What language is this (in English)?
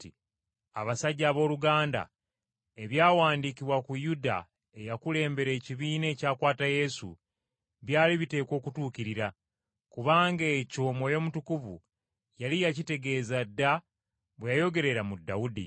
Ganda